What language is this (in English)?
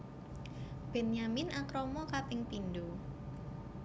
Javanese